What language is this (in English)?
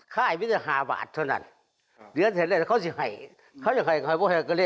Thai